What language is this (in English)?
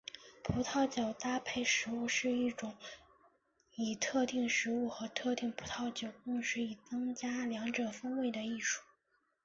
Chinese